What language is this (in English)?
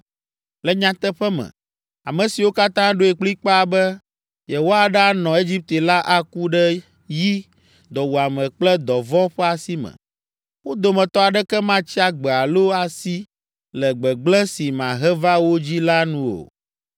Ewe